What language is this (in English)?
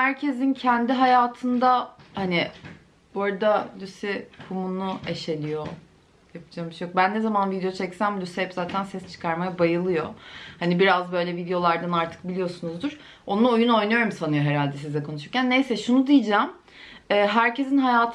Turkish